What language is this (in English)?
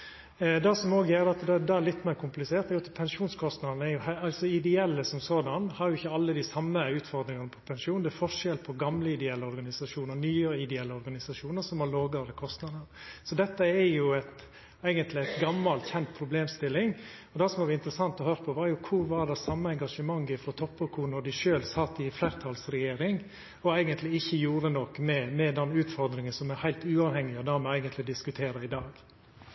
Norwegian Nynorsk